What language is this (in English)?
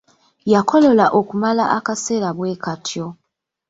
Ganda